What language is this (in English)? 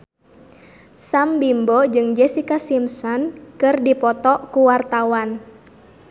Sundanese